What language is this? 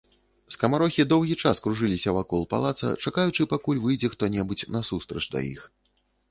Belarusian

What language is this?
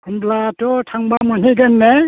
Bodo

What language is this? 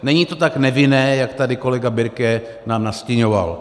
Czech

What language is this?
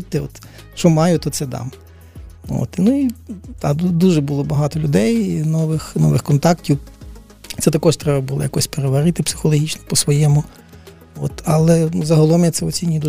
Ukrainian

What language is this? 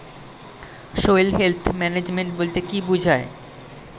Bangla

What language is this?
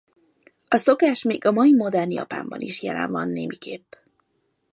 Hungarian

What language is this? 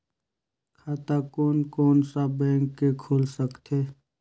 Chhattisgarhi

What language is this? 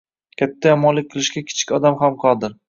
Uzbek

